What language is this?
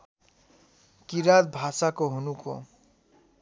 Nepali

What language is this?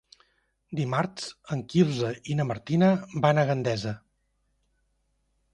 Catalan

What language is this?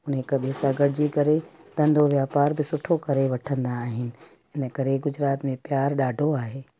Sindhi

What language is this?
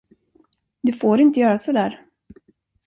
Swedish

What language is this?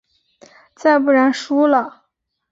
Chinese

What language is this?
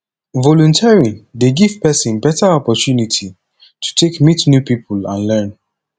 Nigerian Pidgin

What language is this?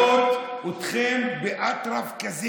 Hebrew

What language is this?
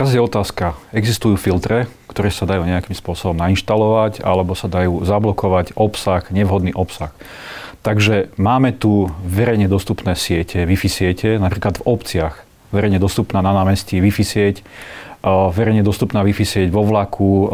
Slovak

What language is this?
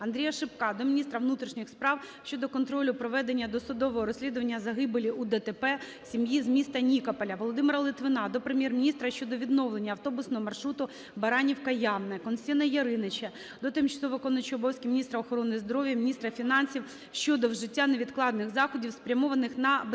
Ukrainian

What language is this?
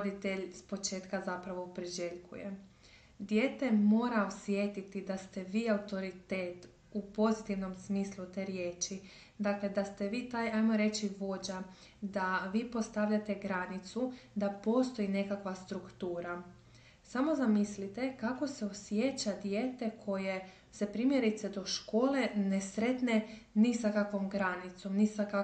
Croatian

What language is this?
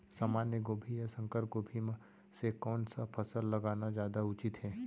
Chhattisgarhi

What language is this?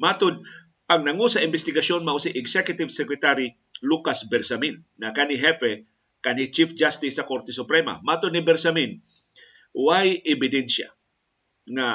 Filipino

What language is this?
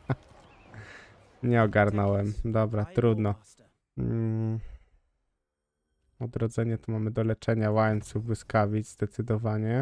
Polish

